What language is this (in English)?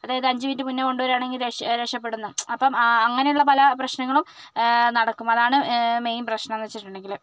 Malayalam